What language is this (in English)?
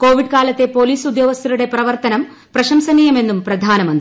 Malayalam